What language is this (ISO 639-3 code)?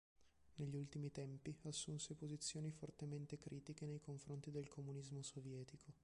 ita